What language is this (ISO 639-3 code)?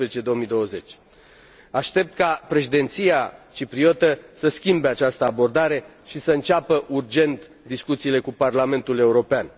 ron